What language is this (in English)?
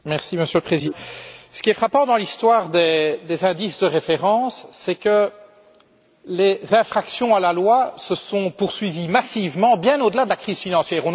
French